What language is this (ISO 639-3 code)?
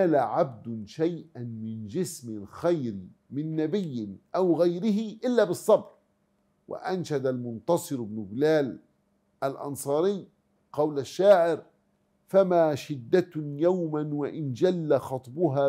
ara